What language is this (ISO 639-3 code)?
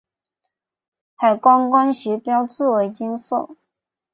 zho